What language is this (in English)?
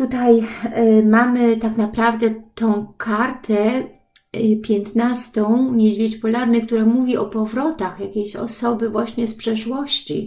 Polish